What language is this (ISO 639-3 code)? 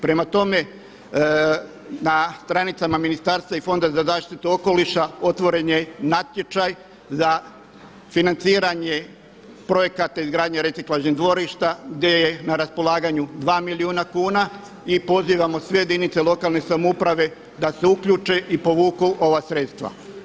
hrv